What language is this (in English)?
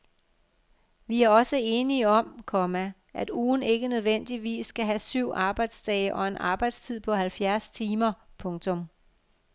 Danish